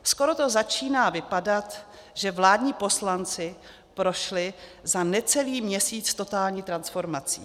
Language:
Czech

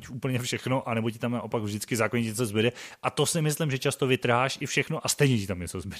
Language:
Czech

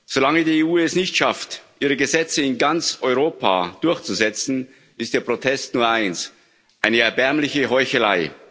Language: German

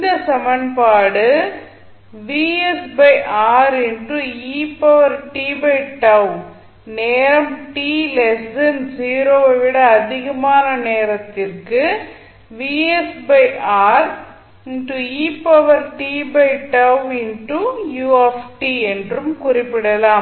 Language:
Tamil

